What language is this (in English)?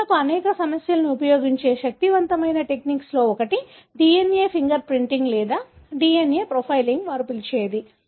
Telugu